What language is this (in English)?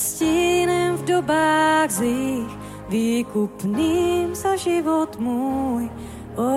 Czech